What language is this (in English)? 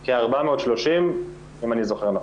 Hebrew